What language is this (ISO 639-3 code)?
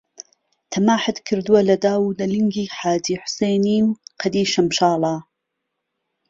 ckb